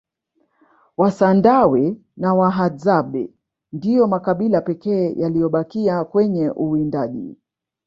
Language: Swahili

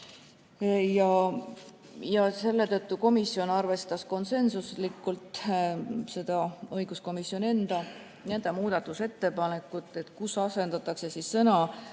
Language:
Estonian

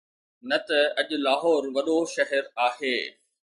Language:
Sindhi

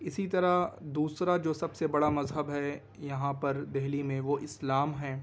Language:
Urdu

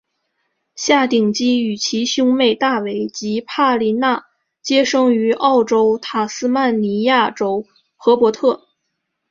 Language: Chinese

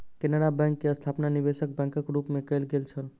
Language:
Maithili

